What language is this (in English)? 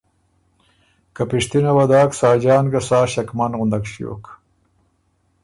Ormuri